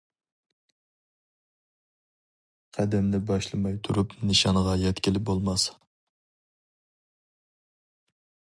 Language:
Uyghur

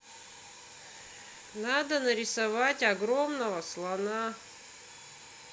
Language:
Russian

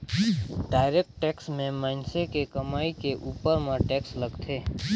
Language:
Chhattisgarhi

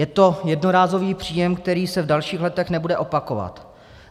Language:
Czech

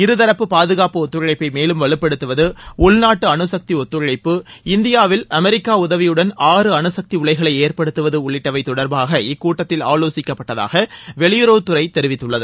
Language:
Tamil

